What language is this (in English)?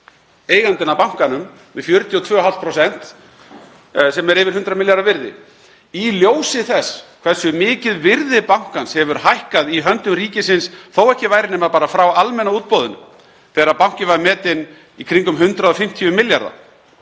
Icelandic